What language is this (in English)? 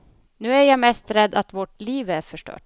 Swedish